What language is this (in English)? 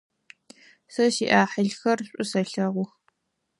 Adyghe